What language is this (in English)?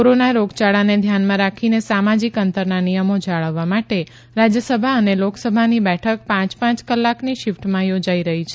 Gujarati